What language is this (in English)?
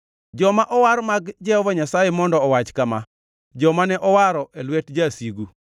Luo (Kenya and Tanzania)